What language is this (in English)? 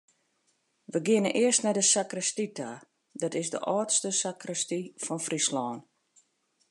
Western Frisian